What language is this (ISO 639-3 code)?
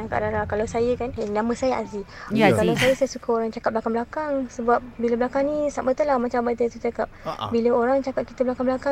msa